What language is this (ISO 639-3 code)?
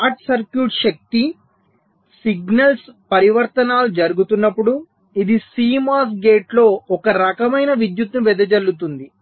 tel